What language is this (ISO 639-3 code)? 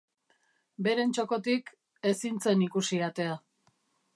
eus